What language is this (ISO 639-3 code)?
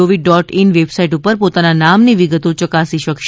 guj